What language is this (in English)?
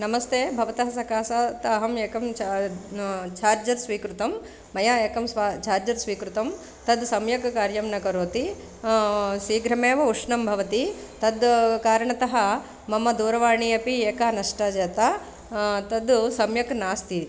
Sanskrit